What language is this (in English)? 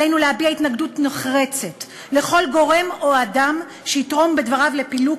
Hebrew